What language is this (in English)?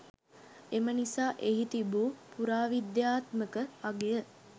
Sinhala